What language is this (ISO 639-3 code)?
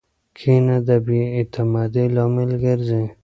pus